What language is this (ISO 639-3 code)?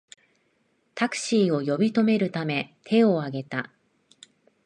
jpn